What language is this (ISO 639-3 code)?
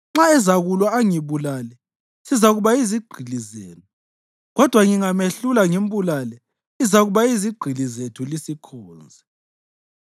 nde